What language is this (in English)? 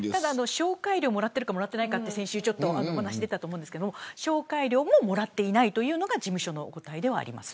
Japanese